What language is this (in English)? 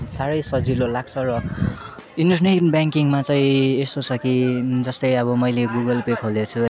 Nepali